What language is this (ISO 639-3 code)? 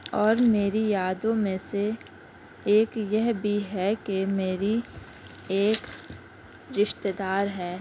urd